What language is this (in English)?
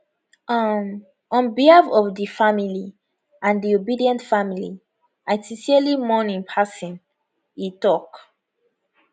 Nigerian Pidgin